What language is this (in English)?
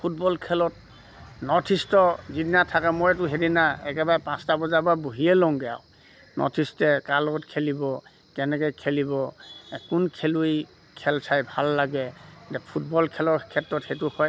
Assamese